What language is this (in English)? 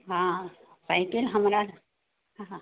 Maithili